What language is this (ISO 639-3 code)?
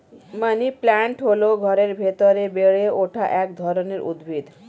ben